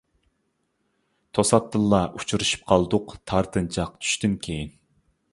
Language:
Uyghur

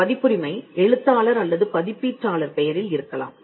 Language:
Tamil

